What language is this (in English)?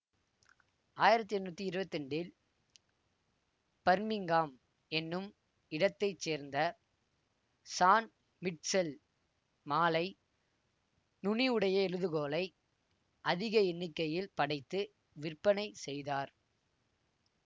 Tamil